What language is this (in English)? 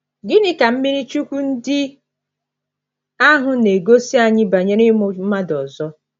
Igbo